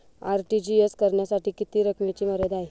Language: Marathi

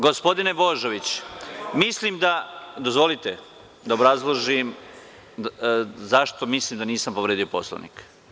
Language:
Serbian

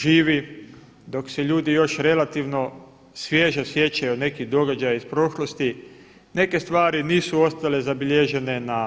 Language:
Croatian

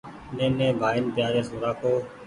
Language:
Goaria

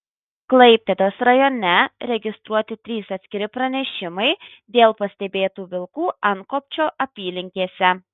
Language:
Lithuanian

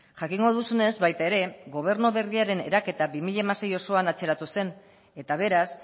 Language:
Basque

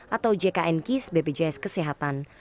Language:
Indonesian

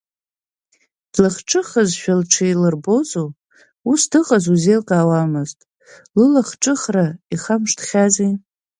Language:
Abkhazian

